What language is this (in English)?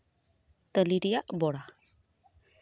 Santali